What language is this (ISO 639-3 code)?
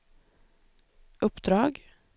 swe